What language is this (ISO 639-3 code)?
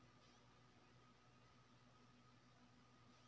mai